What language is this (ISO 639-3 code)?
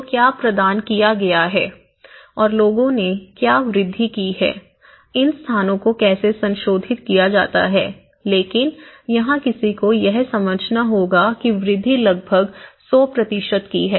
hin